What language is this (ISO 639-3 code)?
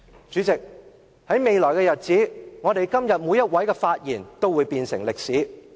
yue